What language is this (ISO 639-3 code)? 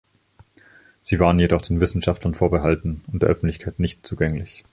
deu